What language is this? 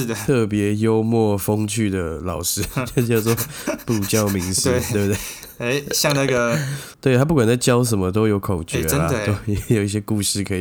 Chinese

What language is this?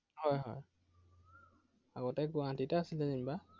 Assamese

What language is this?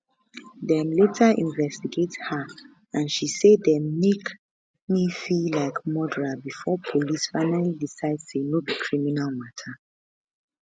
Nigerian Pidgin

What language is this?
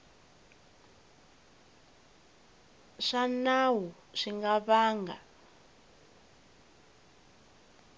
Tsonga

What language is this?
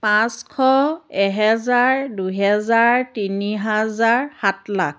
Assamese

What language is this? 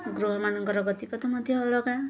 Odia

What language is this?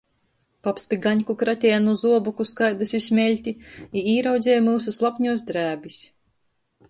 Latgalian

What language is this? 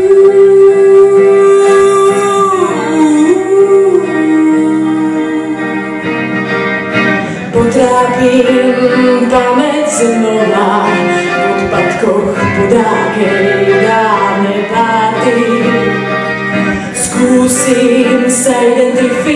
Greek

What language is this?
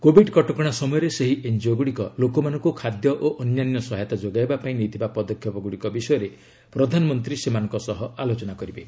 Odia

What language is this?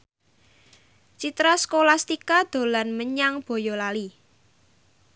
Javanese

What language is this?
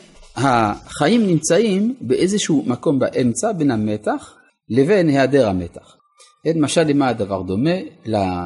Hebrew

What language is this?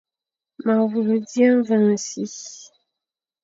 Fang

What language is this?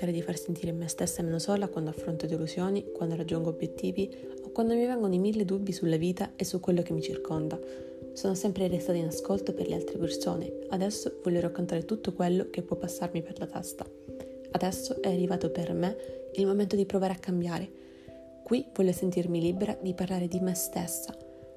Italian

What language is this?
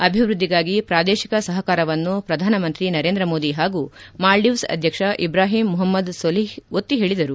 Kannada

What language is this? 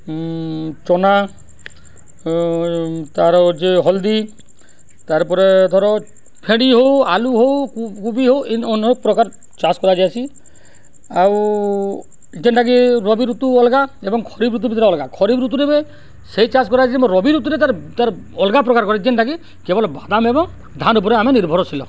Odia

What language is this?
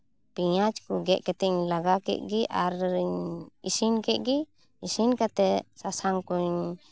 Santali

